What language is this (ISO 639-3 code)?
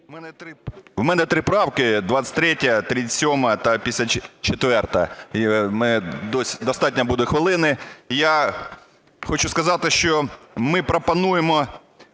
ukr